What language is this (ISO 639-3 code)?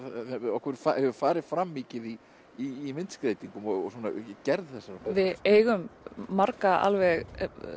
isl